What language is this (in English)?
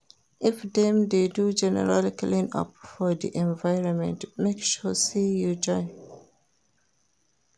Nigerian Pidgin